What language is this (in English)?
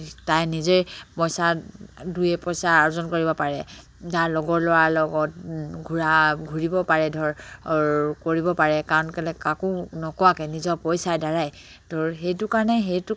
Assamese